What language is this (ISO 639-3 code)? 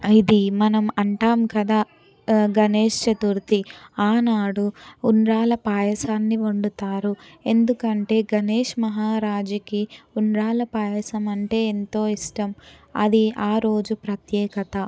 tel